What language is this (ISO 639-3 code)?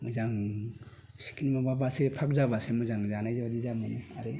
brx